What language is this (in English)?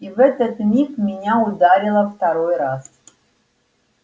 Russian